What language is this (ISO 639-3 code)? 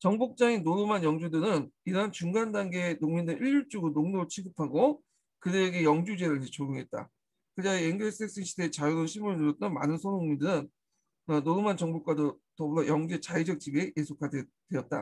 kor